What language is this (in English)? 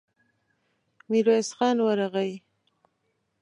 Pashto